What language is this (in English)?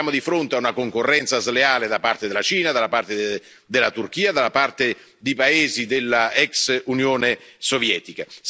Italian